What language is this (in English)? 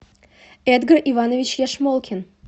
Russian